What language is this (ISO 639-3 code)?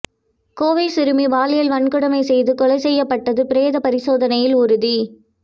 tam